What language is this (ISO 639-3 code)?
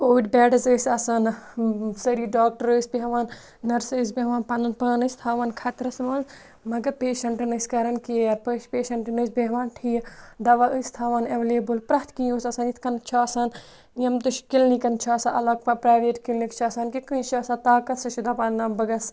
kas